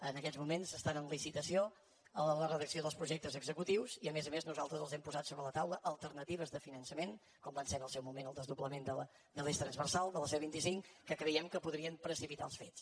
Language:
Catalan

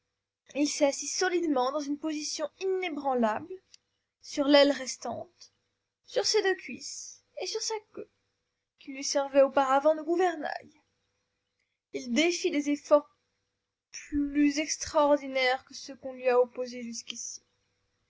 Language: French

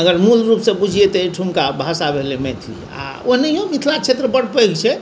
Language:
Maithili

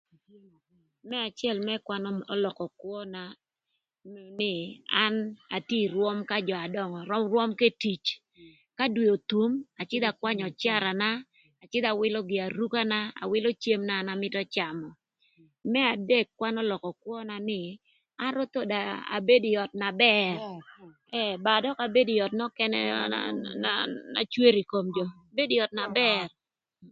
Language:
Thur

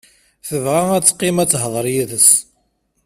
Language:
Kabyle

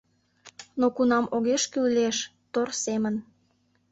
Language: Mari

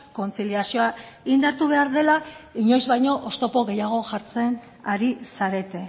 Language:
Basque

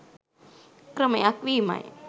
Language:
Sinhala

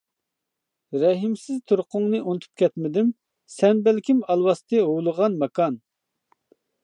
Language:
Uyghur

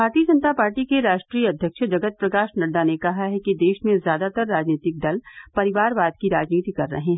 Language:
Hindi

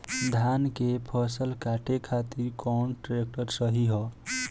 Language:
Bhojpuri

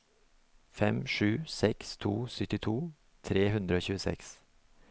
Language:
Norwegian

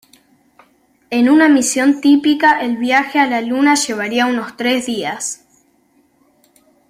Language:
Spanish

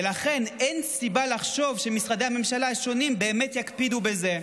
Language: Hebrew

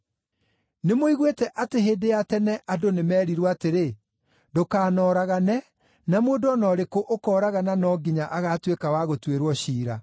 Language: Kikuyu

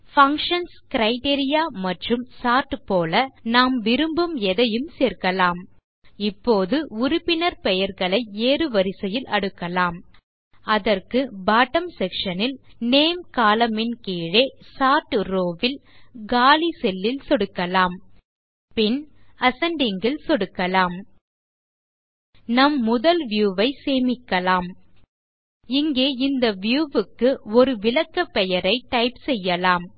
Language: Tamil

